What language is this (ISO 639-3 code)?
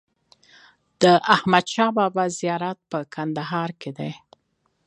pus